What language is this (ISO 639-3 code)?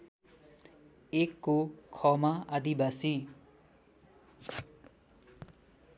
nep